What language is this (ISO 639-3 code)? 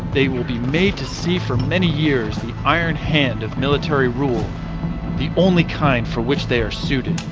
eng